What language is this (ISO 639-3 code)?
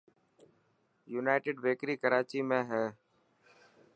mki